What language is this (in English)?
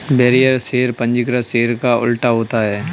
Hindi